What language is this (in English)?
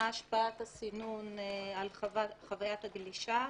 Hebrew